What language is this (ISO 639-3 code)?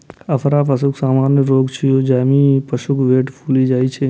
mai